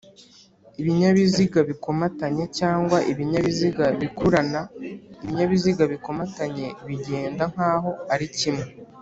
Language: Kinyarwanda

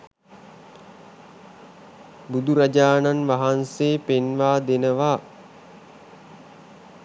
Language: Sinhala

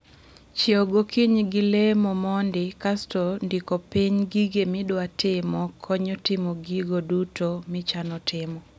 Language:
Luo (Kenya and Tanzania)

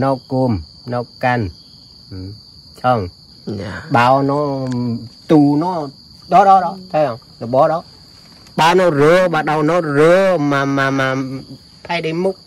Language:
Vietnamese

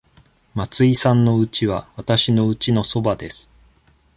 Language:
Japanese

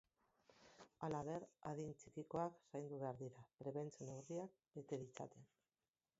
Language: Basque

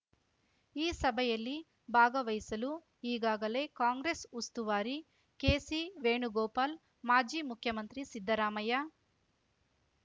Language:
Kannada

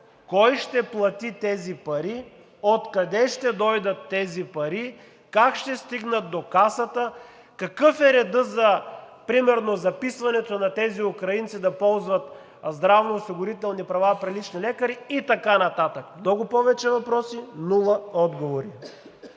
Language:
Bulgarian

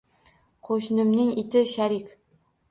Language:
Uzbek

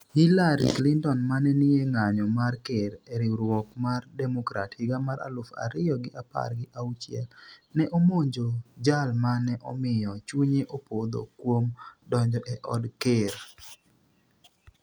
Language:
Luo (Kenya and Tanzania)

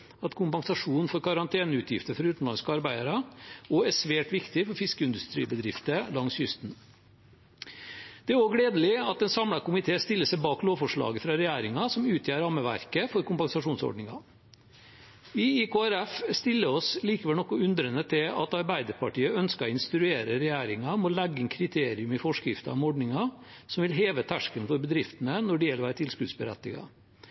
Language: Norwegian Bokmål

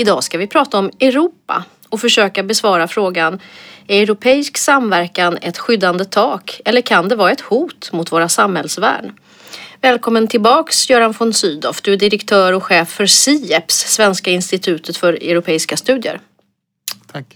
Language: Swedish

